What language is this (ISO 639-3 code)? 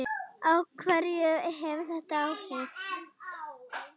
isl